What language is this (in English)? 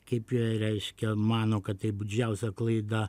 Lithuanian